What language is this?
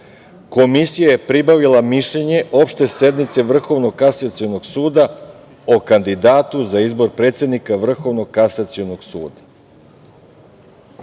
Serbian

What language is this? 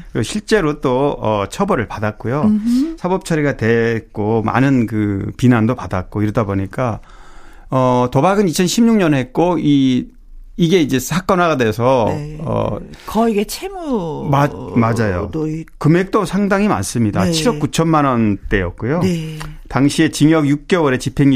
Korean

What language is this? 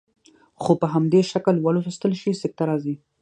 Pashto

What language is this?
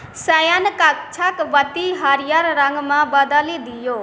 Maithili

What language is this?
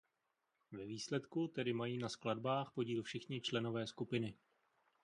Czech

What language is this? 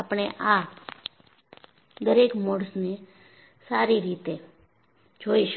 Gujarati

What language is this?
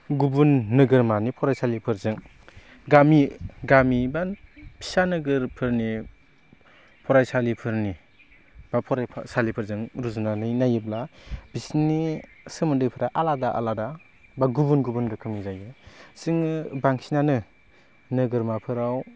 Bodo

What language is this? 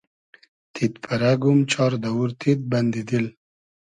Hazaragi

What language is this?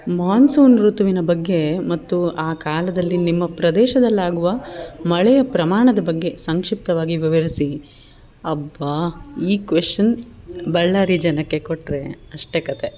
Kannada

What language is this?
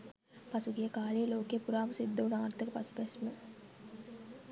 Sinhala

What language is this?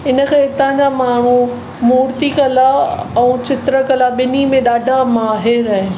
Sindhi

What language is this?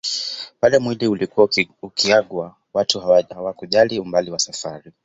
Swahili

